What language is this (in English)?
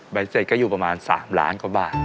Thai